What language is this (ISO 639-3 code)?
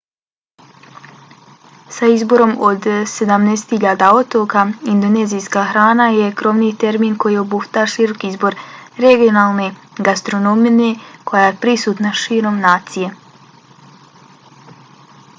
bos